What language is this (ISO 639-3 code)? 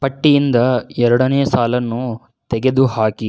kan